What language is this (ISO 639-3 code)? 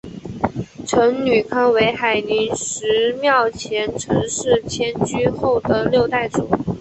zho